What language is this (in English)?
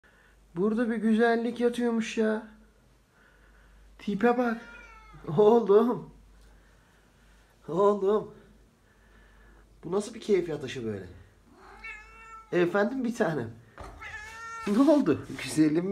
Turkish